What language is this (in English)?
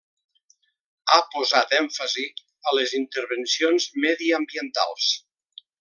Catalan